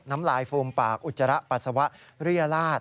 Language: Thai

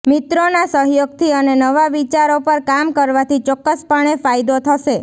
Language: Gujarati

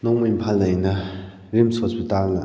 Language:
Manipuri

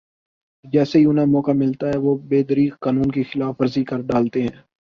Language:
Urdu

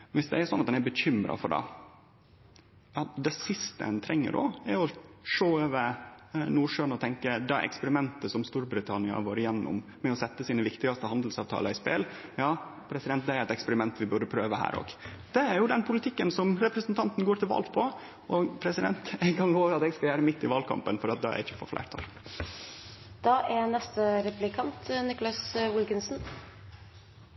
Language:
Norwegian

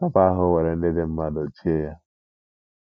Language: Igbo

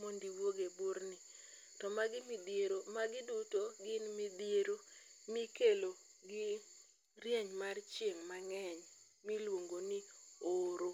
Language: Luo (Kenya and Tanzania)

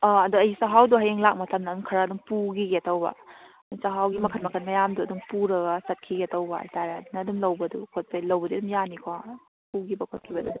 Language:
Manipuri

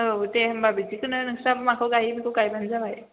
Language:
Bodo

